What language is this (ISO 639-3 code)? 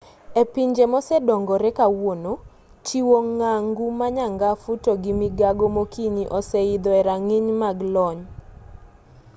luo